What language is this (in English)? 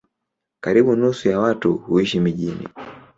Swahili